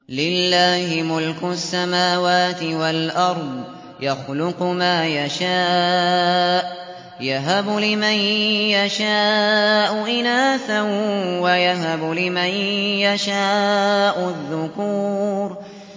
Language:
Arabic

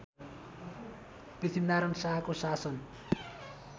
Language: Nepali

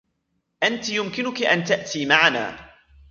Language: Arabic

